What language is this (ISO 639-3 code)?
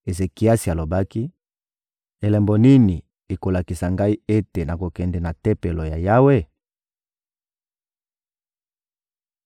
lin